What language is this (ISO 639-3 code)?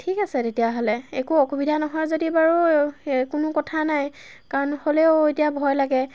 asm